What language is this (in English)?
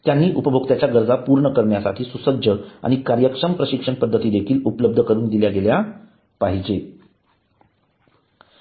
Marathi